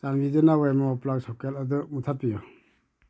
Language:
Manipuri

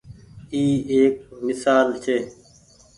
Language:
Goaria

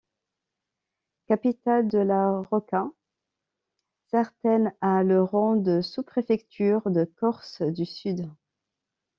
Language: French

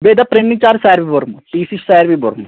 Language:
Kashmiri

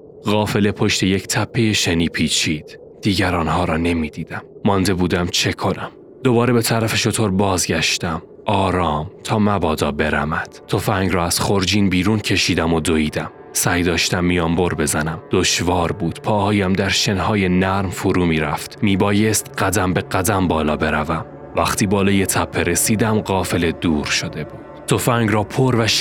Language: Persian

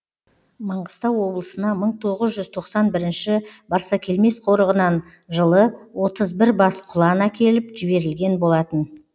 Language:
Kazakh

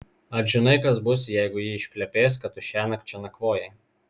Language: Lithuanian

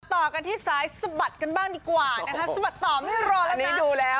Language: Thai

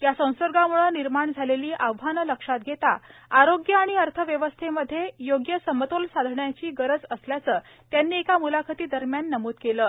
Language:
Marathi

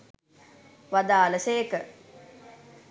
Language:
Sinhala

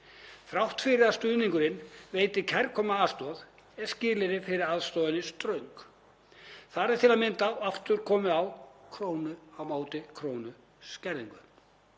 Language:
Icelandic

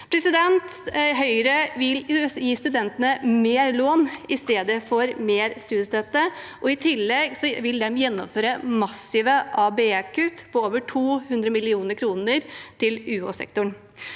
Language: Norwegian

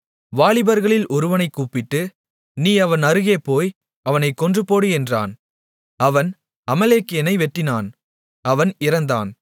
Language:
Tamil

